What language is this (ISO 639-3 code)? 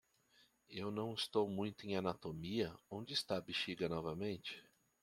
por